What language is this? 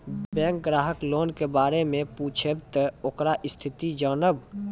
Maithili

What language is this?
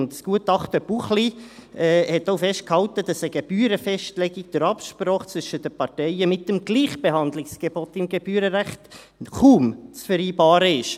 Swiss German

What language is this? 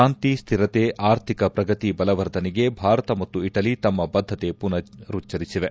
Kannada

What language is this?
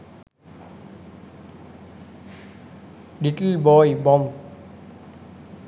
Sinhala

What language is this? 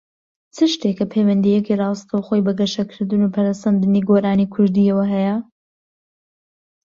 Central Kurdish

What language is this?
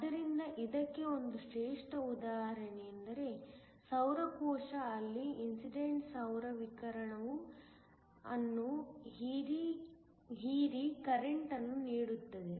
Kannada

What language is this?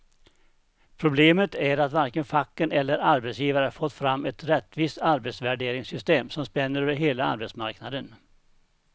Swedish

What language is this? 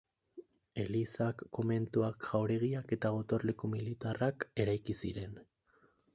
Basque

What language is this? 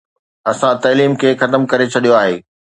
Sindhi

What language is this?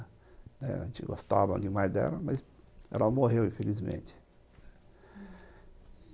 Portuguese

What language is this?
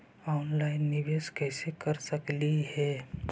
Magahi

